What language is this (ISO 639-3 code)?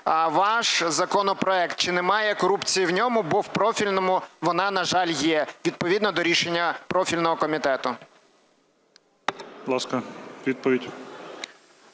ukr